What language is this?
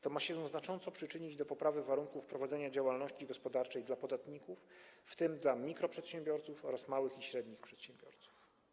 Polish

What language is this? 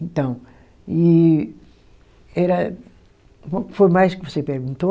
Portuguese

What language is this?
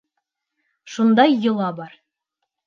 Bashkir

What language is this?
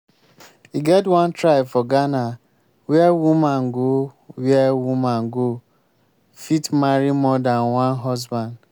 Nigerian Pidgin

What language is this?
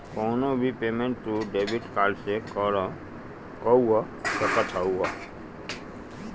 Bhojpuri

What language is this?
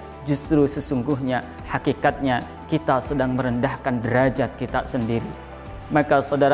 Indonesian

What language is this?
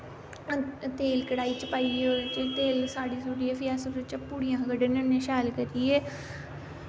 Dogri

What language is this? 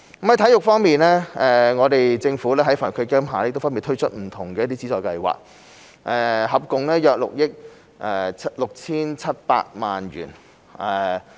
Cantonese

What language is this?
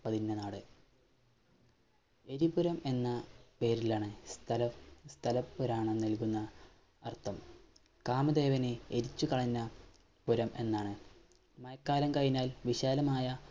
Malayalam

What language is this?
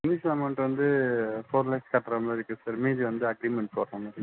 Tamil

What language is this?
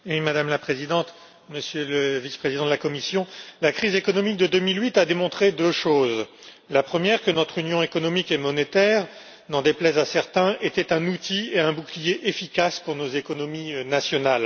French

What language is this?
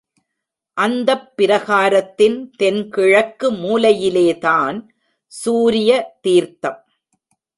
Tamil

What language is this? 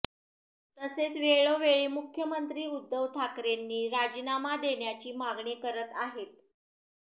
Marathi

